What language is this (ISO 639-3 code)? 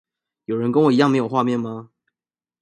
zho